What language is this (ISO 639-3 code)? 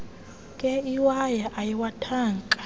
xho